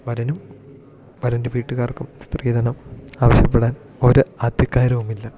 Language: Malayalam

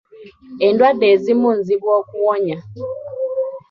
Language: Ganda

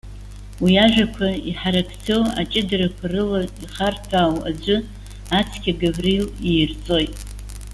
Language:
Abkhazian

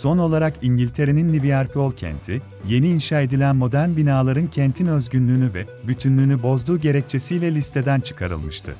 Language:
Turkish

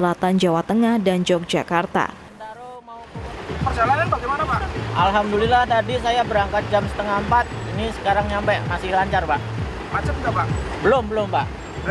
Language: Indonesian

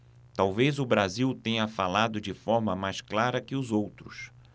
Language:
Portuguese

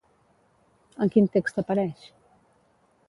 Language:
Catalan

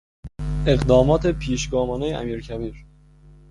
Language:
Persian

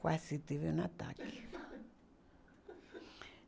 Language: Portuguese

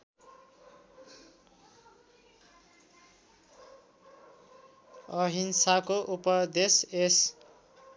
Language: Nepali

